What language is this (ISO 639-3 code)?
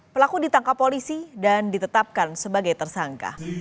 ind